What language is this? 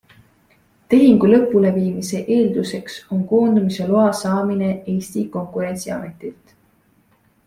Estonian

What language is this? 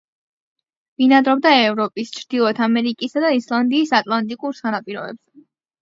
Georgian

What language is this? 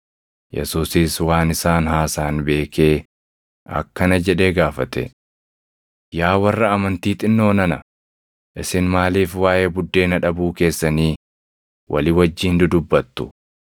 Oromo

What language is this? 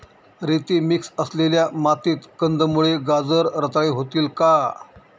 Marathi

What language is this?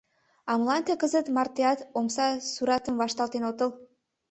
Mari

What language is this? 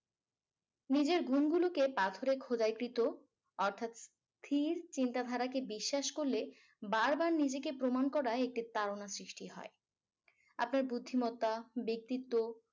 Bangla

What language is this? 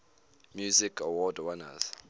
English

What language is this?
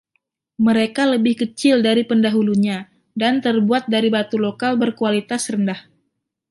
Indonesian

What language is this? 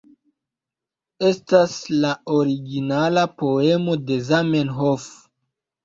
Esperanto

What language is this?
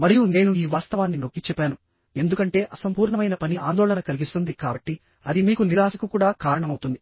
Telugu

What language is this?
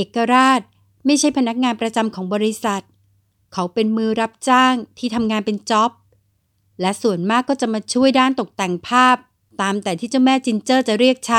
Thai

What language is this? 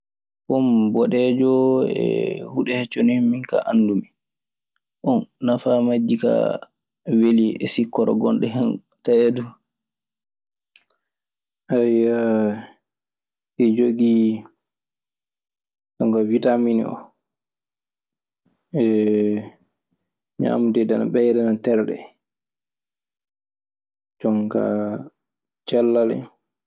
Maasina Fulfulde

